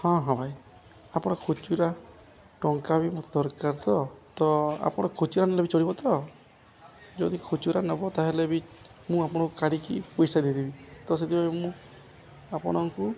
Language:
Odia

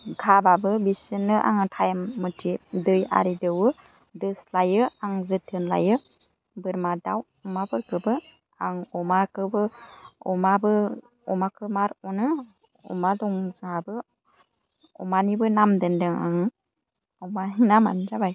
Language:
Bodo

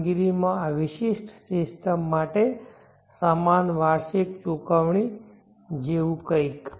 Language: Gujarati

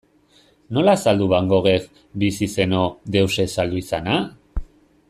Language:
Basque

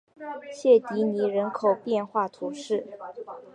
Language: Chinese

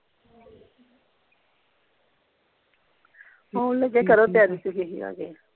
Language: Punjabi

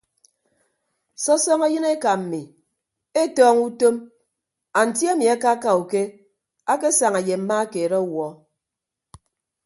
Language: Ibibio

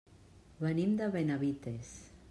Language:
Catalan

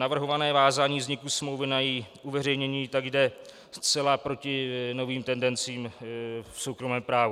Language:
Czech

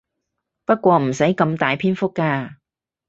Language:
Cantonese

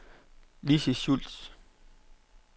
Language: Danish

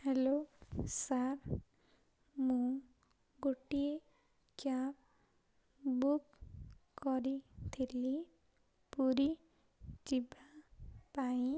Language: Odia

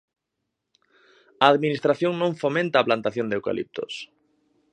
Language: Galician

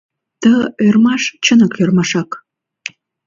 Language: Mari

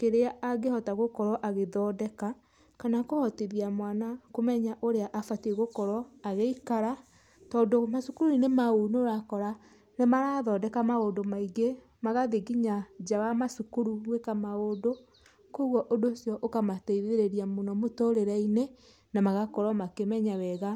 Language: Kikuyu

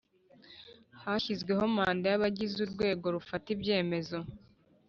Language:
Kinyarwanda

